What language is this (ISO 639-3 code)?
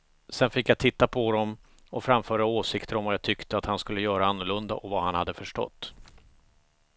swe